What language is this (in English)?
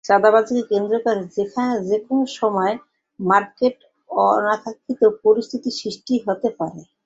Bangla